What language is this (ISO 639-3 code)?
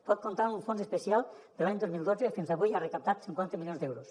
cat